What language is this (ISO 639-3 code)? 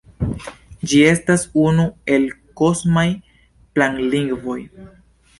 epo